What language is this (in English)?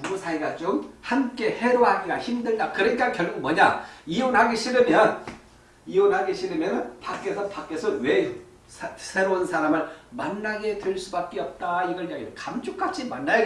Korean